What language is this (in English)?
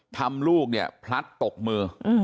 Thai